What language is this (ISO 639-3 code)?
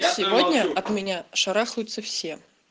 rus